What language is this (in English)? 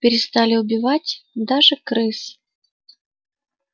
Russian